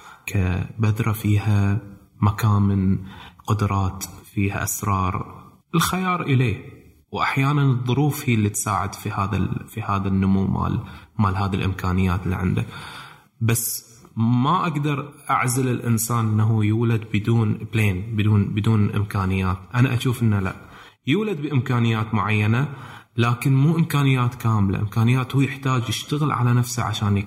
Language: Arabic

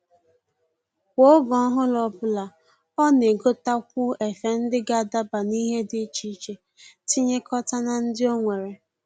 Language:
Igbo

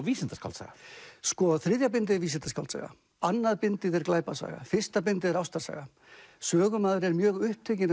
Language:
Icelandic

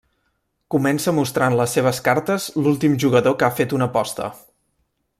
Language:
Catalan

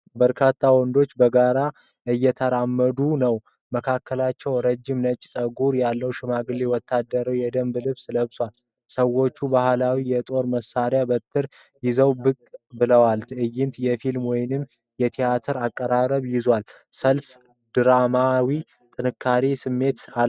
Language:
Amharic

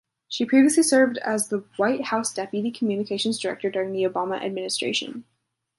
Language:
English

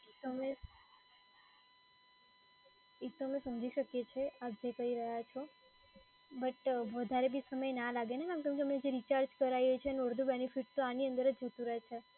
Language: Gujarati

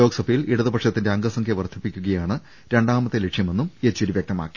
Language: Malayalam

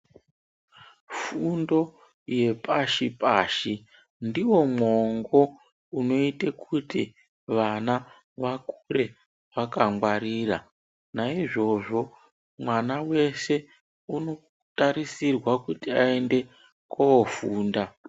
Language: Ndau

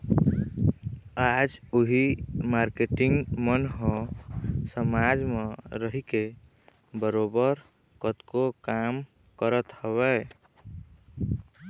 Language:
Chhattisgarhi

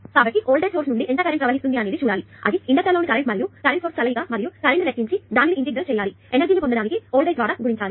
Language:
Telugu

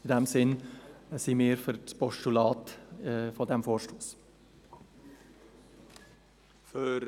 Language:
Swiss German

